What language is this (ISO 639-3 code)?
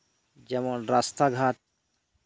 sat